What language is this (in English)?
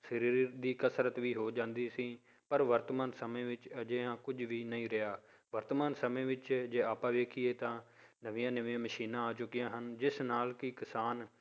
Punjabi